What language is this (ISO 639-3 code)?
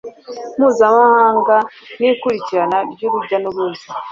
kin